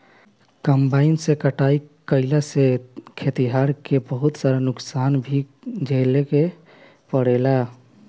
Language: Bhojpuri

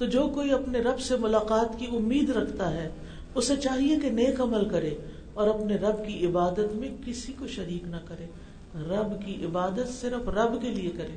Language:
Urdu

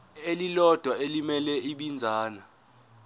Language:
Zulu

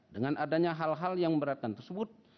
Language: Indonesian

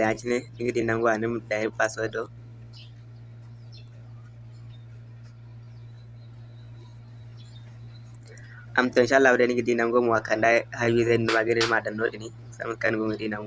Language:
Hausa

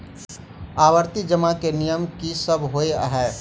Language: Maithili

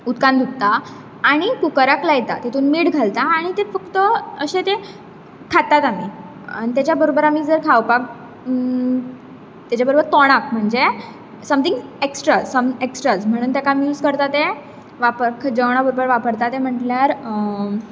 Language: Konkani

